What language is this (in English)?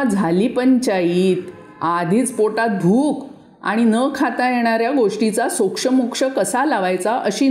Marathi